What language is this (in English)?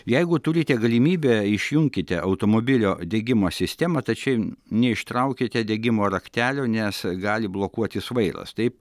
Lithuanian